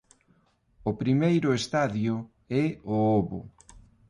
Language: Galician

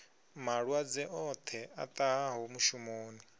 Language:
Venda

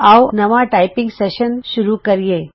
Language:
Punjabi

